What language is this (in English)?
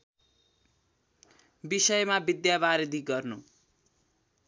Nepali